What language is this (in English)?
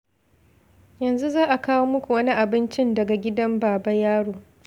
Hausa